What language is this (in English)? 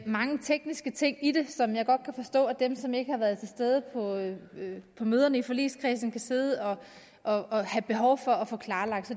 Danish